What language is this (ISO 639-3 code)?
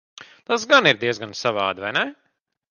lav